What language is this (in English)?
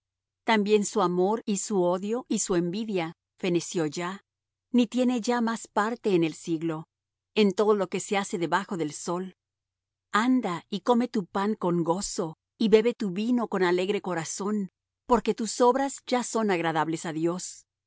Spanish